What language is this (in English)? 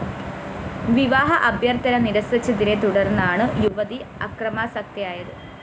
Malayalam